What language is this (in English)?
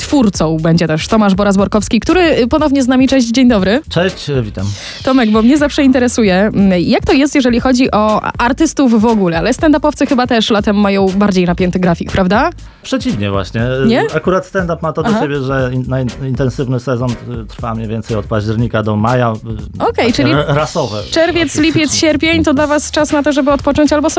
Polish